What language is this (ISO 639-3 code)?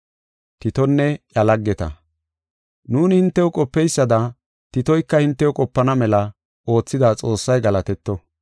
gof